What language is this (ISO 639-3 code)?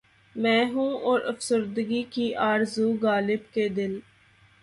urd